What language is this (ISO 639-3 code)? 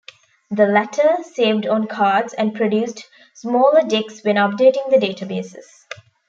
eng